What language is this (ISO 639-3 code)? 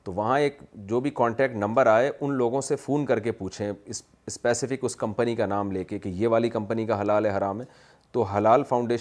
urd